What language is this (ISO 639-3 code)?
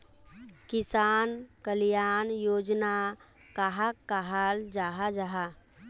mag